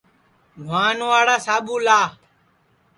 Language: Sansi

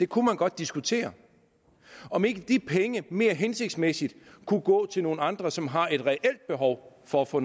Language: Danish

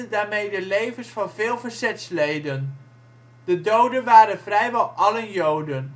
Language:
Dutch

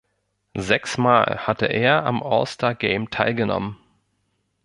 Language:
German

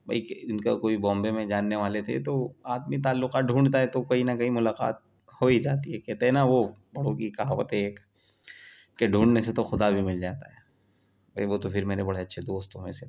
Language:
Urdu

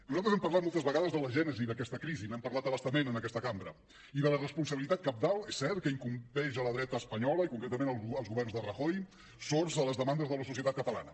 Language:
Catalan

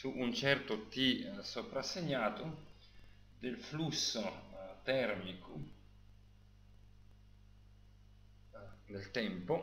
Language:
Italian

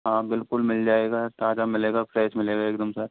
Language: Hindi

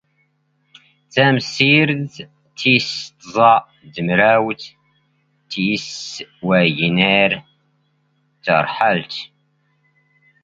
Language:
Standard Moroccan Tamazight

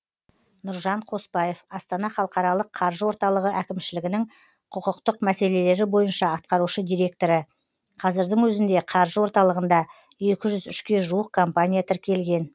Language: Kazakh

